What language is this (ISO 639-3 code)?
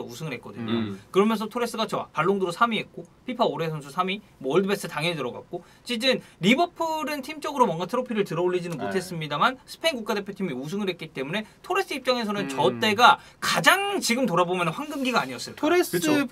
kor